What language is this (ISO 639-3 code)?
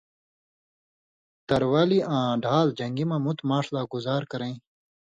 mvy